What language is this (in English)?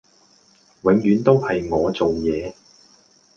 Cantonese